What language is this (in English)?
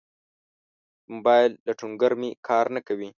Pashto